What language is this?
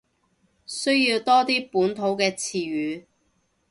Cantonese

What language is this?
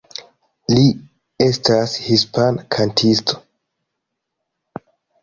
Esperanto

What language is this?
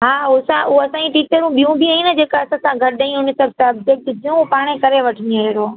Sindhi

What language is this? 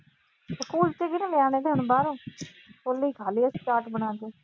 Punjabi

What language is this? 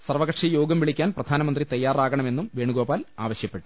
Malayalam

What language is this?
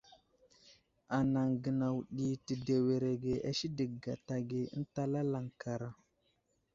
Wuzlam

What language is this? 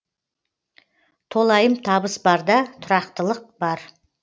Kazakh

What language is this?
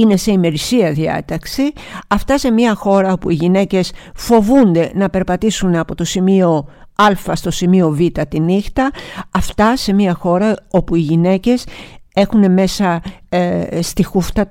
Greek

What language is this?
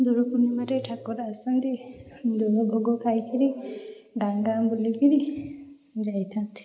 Odia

